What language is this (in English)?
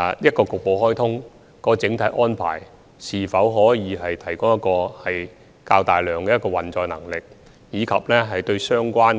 Cantonese